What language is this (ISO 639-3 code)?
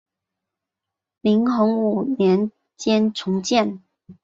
zho